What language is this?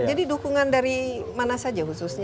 Indonesian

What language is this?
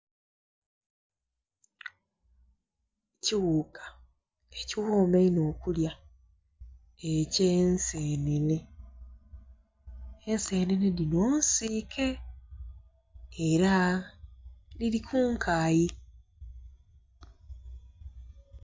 Soga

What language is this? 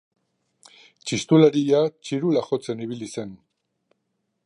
Basque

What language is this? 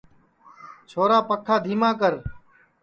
Sansi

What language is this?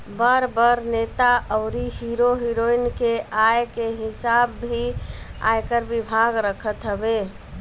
Bhojpuri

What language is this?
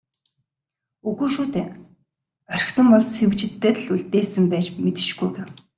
Mongolian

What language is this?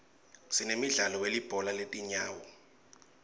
Swati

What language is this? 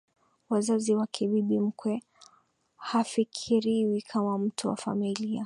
Swahili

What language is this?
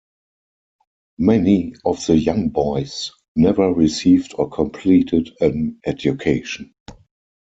English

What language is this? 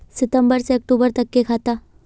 Magahi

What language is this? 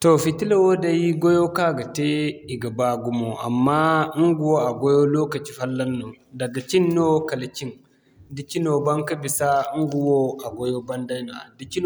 Zarma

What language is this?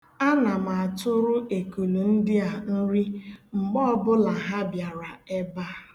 Igbo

